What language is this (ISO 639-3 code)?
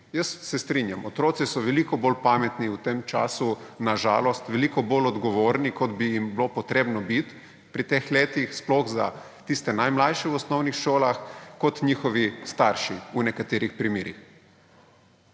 slv